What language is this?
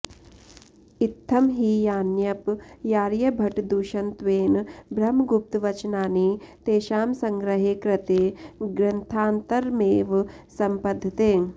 Sanskrit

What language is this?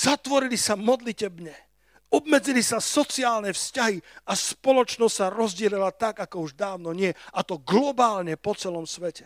Slovak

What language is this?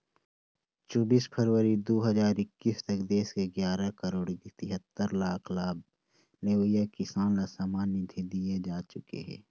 Chhattisgarhi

